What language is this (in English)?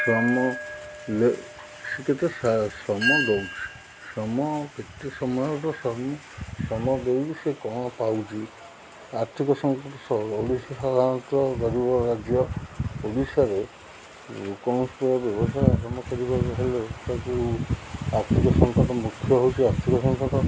Odia